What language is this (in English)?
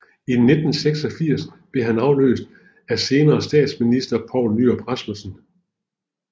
Danish